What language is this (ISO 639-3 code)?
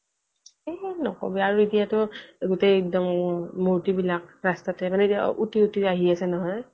asm